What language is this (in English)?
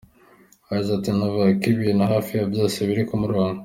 Kinyarwanda